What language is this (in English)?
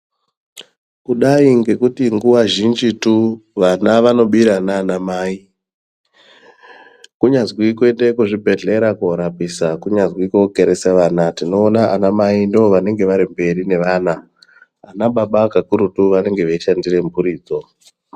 Ndau